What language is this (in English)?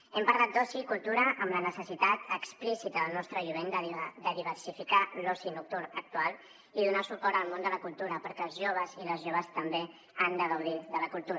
Catalan